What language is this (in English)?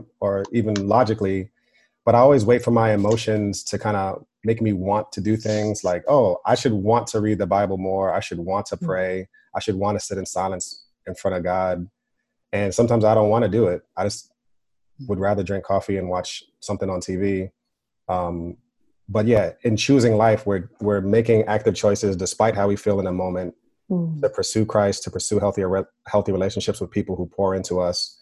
English